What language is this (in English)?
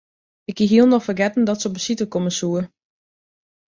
Western Frisian